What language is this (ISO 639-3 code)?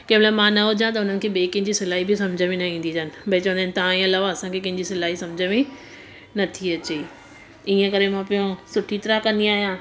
snd